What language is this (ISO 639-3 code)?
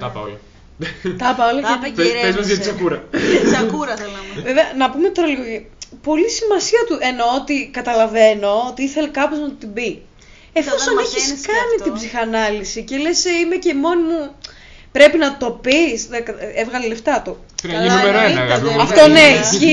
ell